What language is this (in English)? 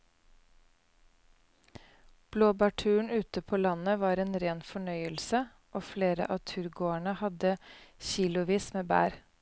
Norwegian